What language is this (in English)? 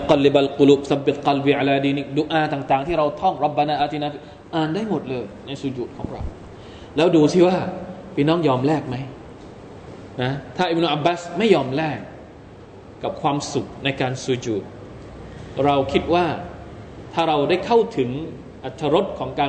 Thai